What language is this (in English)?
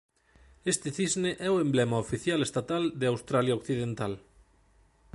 Galician